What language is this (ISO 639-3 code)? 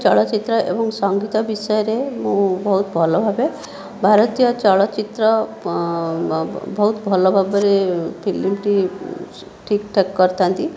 ori